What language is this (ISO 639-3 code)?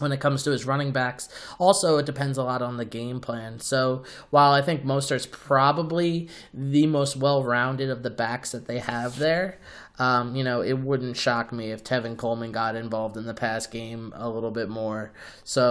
eng